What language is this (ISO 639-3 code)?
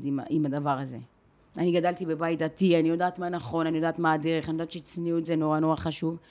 heb